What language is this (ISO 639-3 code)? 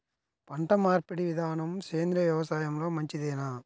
tel